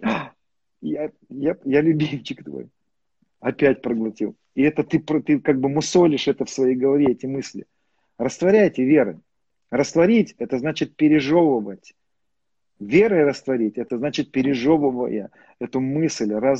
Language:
Russian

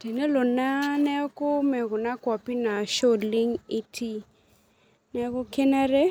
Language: Masai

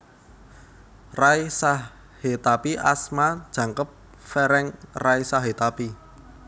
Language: Javanese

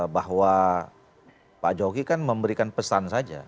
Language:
Indonesian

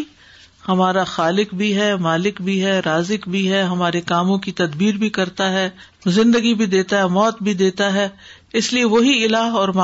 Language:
Urdu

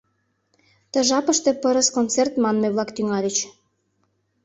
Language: Mari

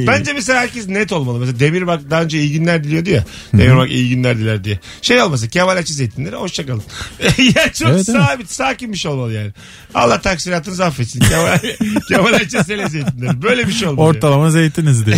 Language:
Turkish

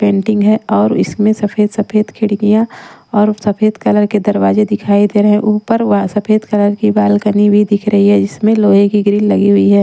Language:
Hindi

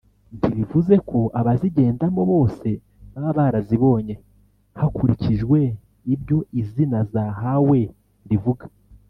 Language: Kinyarwanda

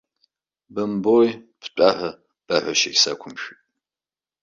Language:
Abkhazian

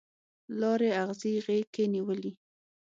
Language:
Pashto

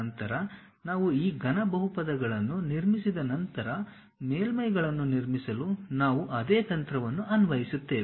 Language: Kannada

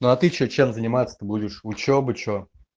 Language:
Russian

